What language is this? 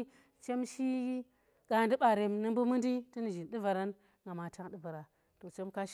Tera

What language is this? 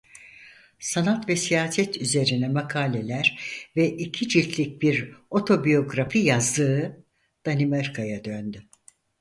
Turkish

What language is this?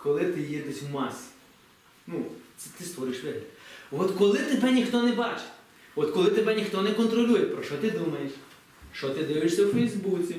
Ukrainian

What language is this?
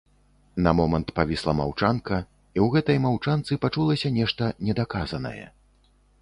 Belarusian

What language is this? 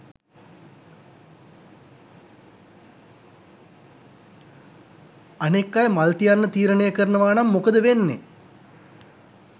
Sinhala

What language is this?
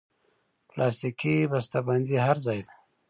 Pashto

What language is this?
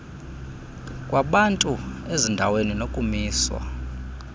Xhosa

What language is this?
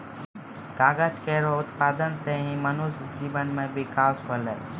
Maithili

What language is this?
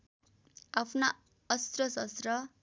Nepali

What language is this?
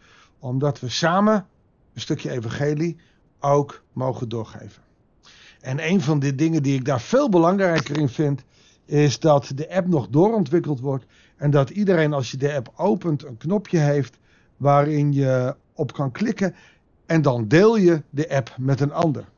Dutch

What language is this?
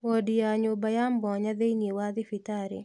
Kikuyu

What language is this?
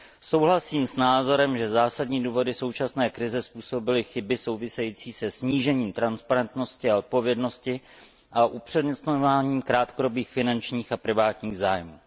Czech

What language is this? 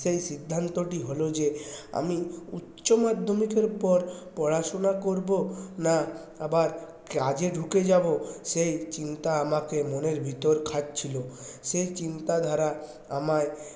Bangla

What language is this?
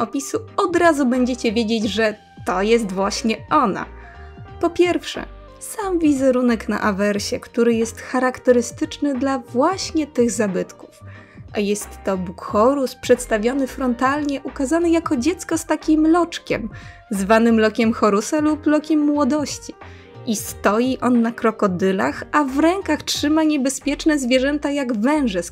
Polish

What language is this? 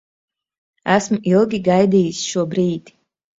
Latvian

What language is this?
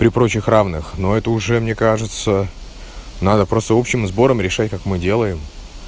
Russian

